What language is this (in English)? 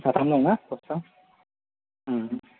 Bodo